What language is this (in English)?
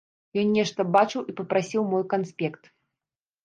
Belarusian